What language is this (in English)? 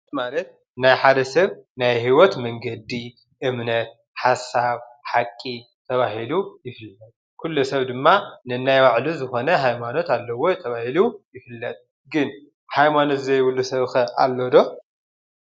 Tigrinya